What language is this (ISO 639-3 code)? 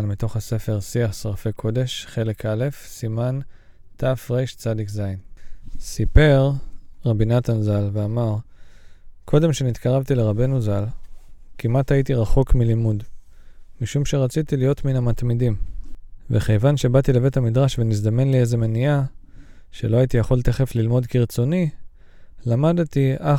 heb